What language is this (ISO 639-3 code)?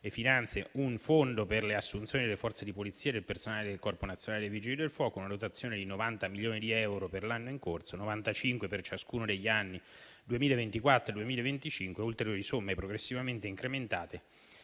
ita